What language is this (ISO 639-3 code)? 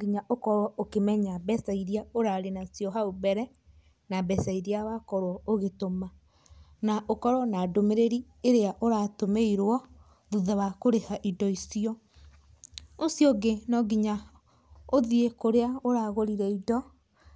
kik